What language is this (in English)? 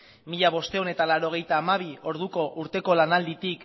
Basque